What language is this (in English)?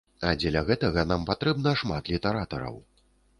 Belarusian